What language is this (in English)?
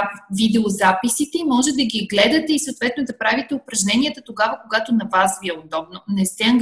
Bulgarian